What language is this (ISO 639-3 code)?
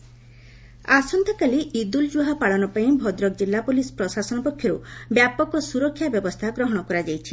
ori